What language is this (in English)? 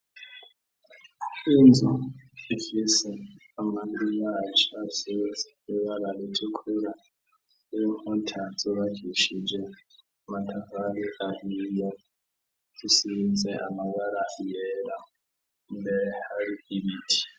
Rundi